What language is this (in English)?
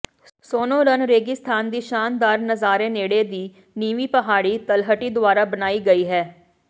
Punjabi